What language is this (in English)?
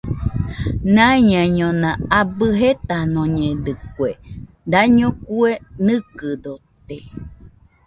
Nüpode Huitoto